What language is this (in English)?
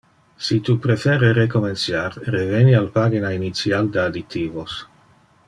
Interlingua